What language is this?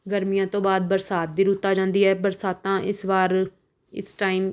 Punjabi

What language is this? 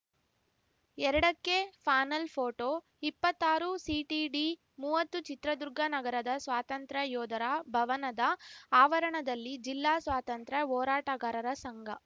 Kannada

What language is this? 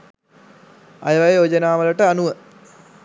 Sinhala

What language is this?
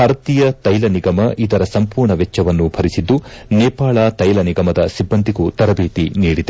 Kannada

